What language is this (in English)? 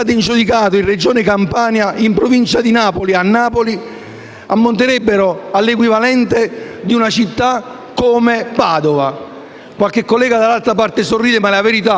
Italian